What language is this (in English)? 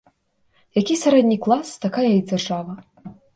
Belarusian